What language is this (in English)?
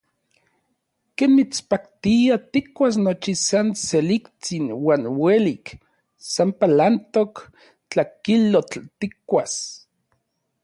Orizaba Nahuatl